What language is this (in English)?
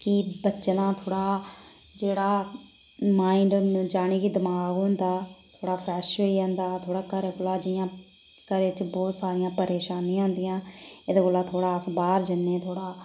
Dogri